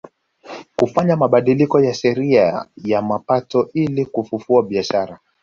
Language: Swahili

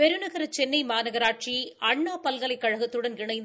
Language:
Tamil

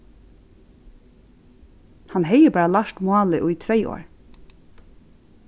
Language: Faroese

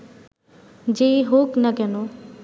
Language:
Bangla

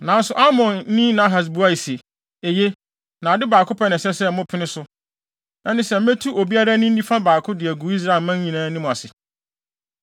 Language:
Akan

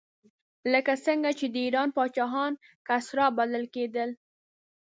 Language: Pashto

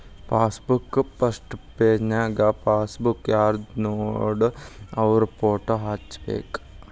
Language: Kannada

